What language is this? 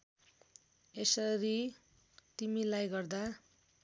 Nepali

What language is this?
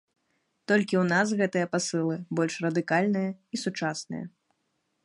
Belarusian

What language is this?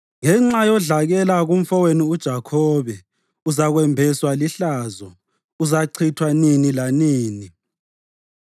North Ndebele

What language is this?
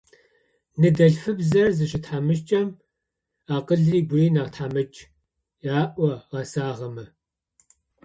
Adyghe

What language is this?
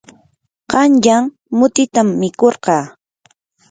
Yanahuanca Pasco Quechua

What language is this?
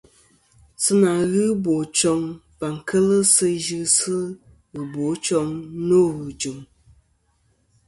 Kom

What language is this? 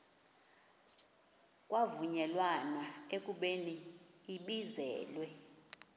Xhosa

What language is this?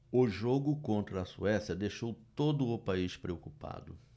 Portuguese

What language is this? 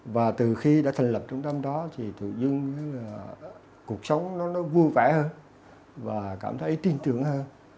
Vietnamese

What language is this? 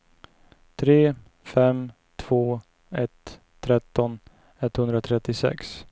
Swedish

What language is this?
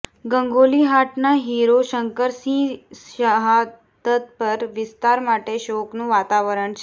Gujarati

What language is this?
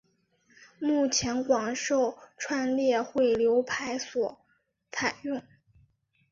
Chinese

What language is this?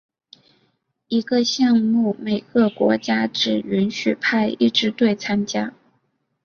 Chinese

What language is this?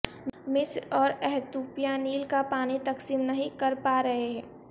Urdu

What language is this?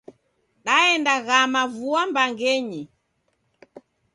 Taita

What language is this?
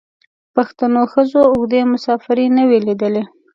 Pashto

